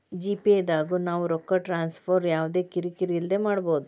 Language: Kannada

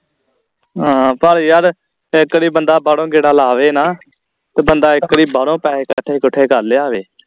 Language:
Punjabi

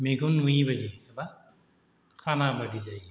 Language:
Bodo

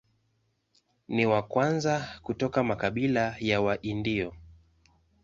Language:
Swahili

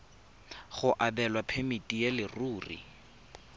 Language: Tswana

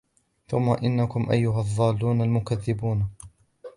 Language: Arabic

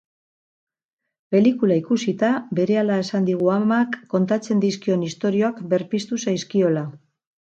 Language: Basque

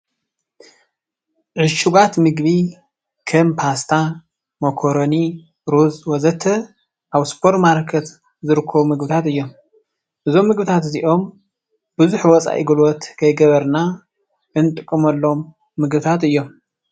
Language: Tigrinya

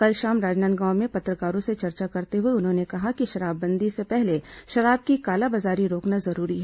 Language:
Hindi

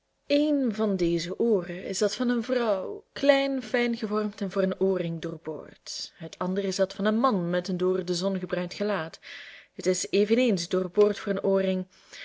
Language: Dutch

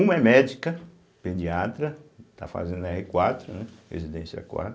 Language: Portuguese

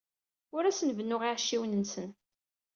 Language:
Kabyle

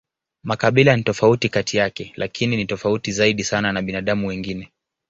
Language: Swahili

